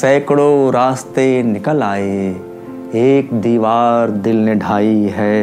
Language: Urdu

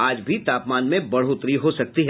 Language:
Hindi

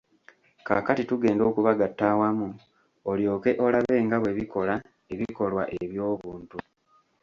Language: Ganda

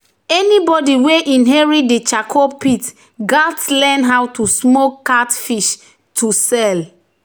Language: Nigerian Pidgin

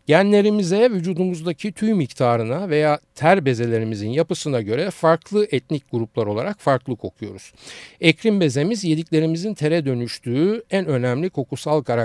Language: Turkish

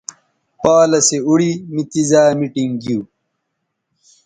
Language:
Bateri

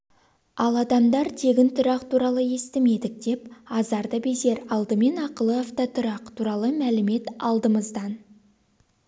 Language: Kazakh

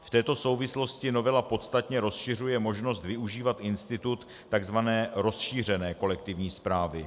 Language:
Czech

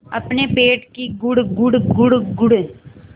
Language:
Hindi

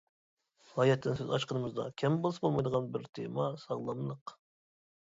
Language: Uyghur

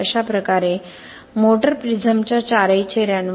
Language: Marathi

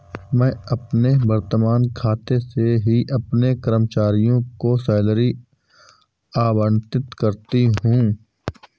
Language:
Hindi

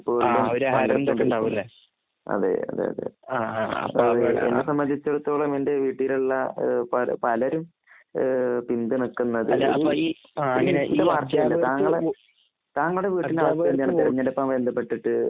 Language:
Malayalam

